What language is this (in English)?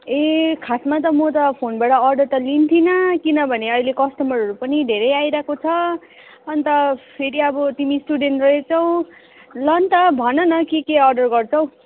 Nepali